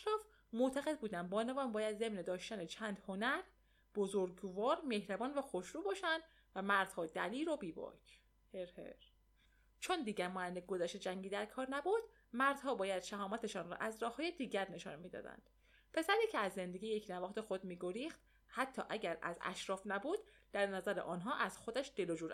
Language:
Persian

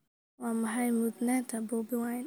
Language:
Somali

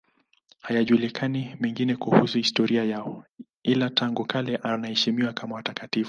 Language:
Swahili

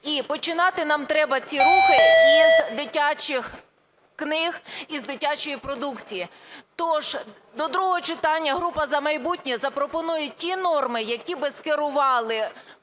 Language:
Ukrainian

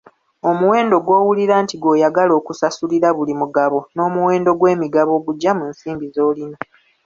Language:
Ganda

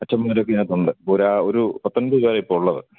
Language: Malayalam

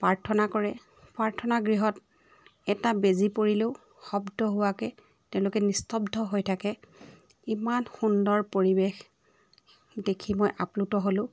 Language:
Assamese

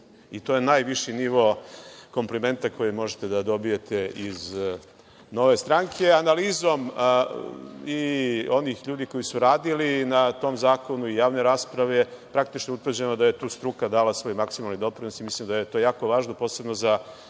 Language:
Serbian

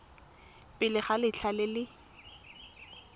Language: Tswana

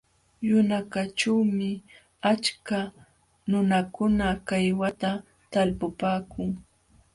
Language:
Jauja Wanca Quechua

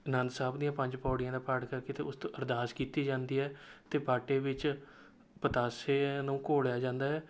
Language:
Punjabi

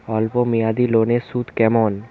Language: Bangla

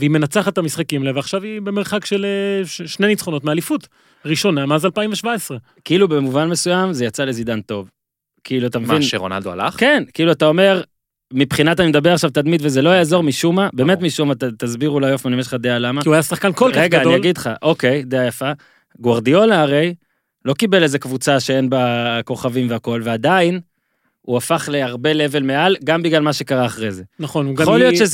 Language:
Hebrew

